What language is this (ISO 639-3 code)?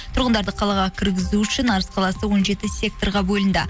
kaz